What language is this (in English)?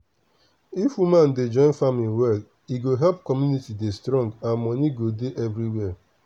Nigerian Pidgin